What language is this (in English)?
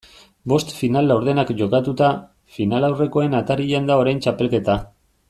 Basque